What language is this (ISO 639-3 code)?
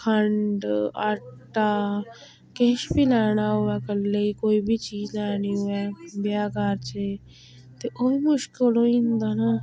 doi